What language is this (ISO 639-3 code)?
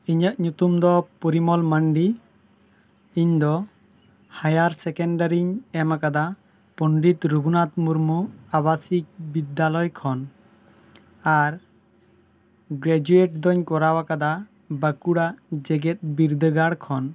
sat